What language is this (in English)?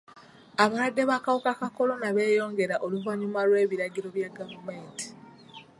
Ganda